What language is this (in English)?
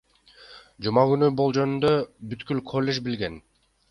Kyrgyz